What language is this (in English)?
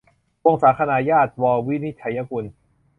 Thai